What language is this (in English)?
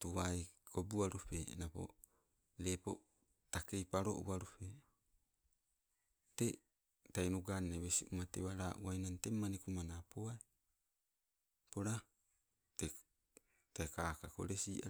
Sibe